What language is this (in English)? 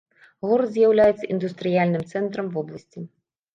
Belarusian